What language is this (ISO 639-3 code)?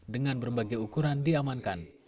ind